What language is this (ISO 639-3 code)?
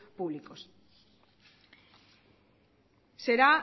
eus